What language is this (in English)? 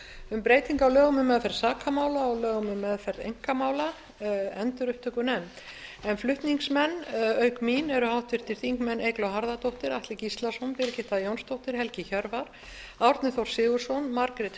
Icelandic